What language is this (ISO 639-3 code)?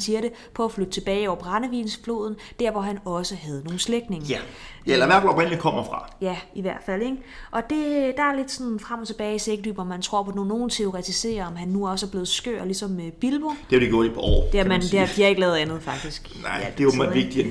dan